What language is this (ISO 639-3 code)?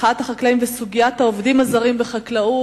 heb